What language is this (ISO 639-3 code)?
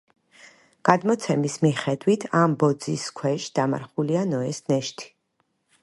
kat